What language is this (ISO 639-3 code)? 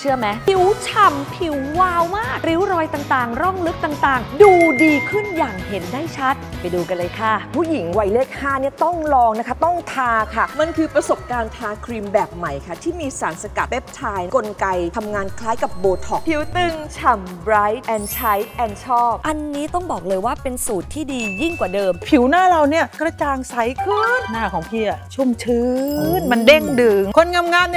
tha